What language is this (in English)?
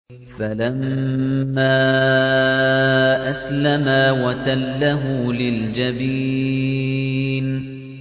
Arabic